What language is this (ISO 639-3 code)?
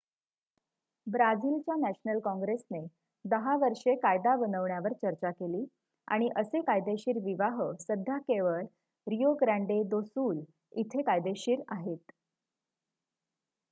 mar